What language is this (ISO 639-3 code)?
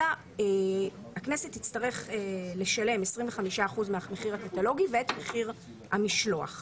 heb